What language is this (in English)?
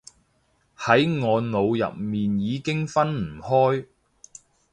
Cantonese